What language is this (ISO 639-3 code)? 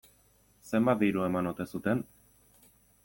eus